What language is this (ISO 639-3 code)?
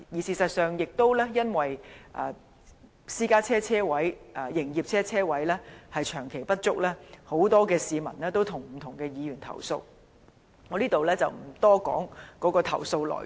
yue